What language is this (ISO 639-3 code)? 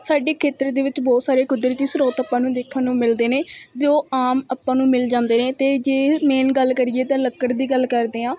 pan